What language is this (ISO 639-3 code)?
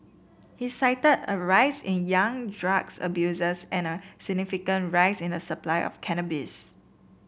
eng